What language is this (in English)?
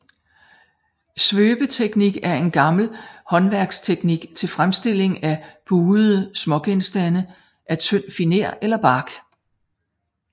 Danish